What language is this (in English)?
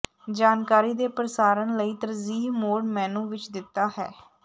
Punjabi